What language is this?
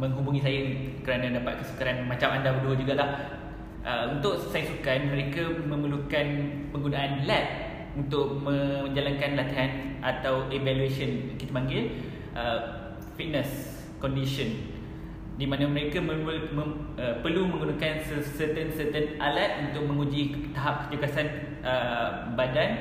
Malay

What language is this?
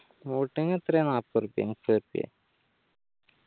Malayalam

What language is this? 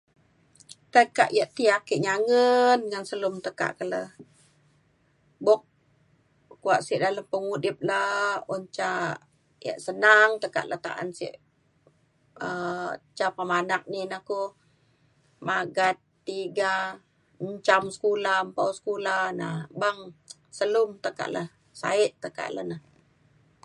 Mainstream Kenyah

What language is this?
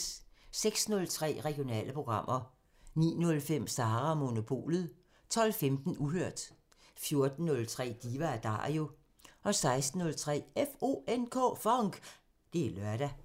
Danish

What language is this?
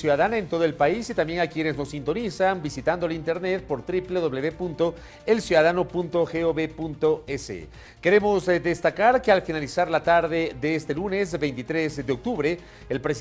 Spanish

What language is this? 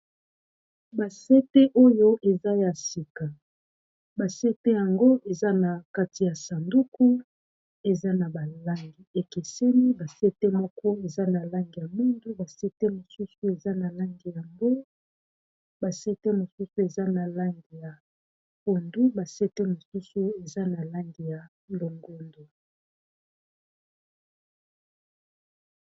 Lingala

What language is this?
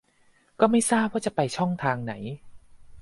Thai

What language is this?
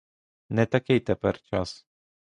Ukrainian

